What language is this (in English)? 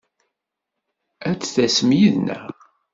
Kabyle